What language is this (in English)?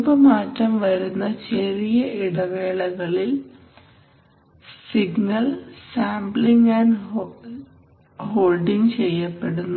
Malayalam